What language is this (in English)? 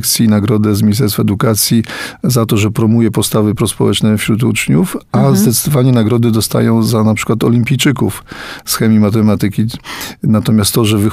Polish